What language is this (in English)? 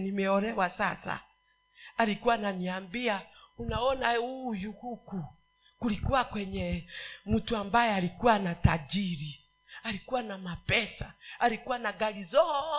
Swahili